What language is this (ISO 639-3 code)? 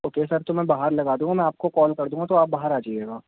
urd